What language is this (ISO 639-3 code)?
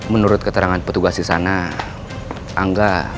ind